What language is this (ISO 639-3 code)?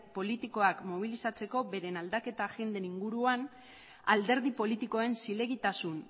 eus